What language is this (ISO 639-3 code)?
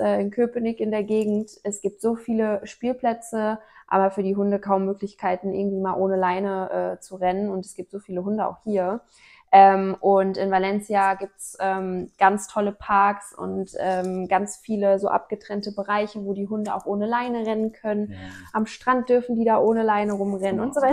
deu